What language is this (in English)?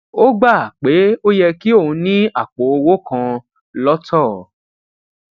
Yoruba